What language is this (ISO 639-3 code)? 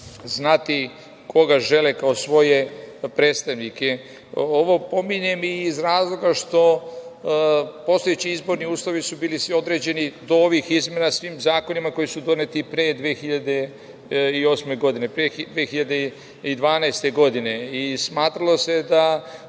srp